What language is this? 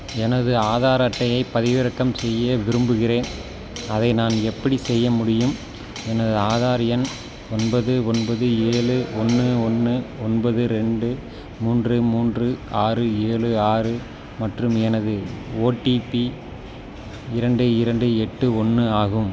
Tamil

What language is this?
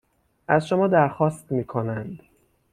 Persian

